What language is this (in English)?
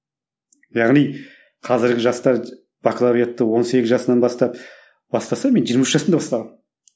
Kazakh